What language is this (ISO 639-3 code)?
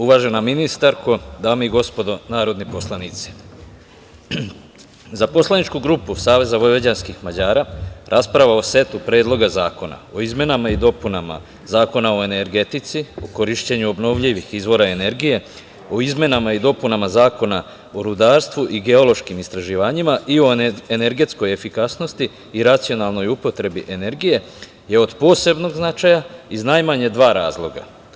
srp